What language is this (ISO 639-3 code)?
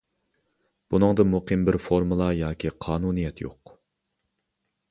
uig